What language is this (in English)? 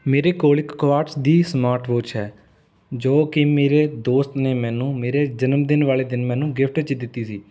Punjabi